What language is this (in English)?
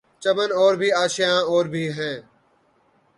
Urdu